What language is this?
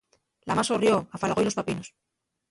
Asturian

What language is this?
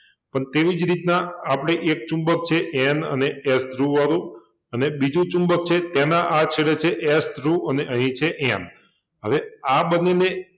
Gujarati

